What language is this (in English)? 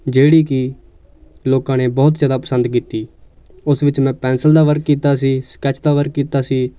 Punjabi